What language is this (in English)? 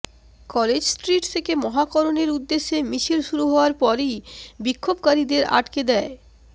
Bangla